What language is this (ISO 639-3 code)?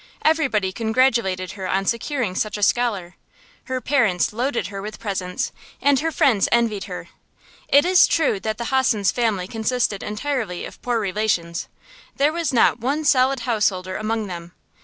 eng